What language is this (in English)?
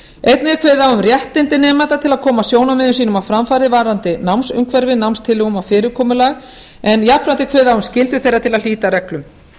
Icelandic